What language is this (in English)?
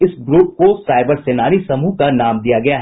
Hindi